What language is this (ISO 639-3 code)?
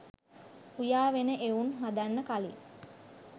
sin